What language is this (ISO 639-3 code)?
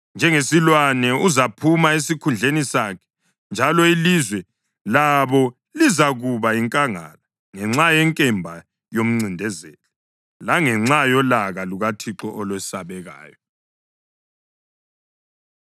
nde